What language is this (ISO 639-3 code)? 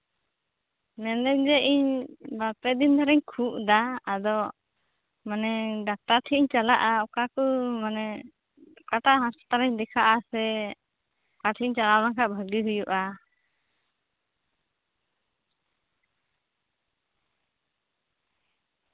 sat